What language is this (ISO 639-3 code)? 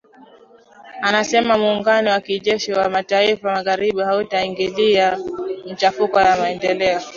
swa